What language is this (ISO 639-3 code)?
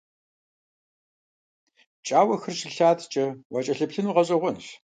kbd